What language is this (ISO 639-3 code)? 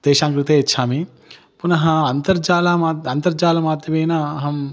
san